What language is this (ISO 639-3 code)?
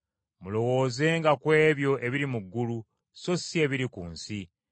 lug